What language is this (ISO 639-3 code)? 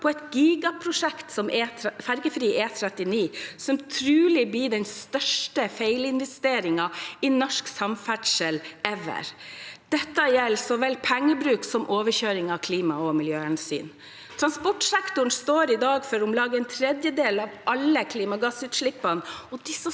nor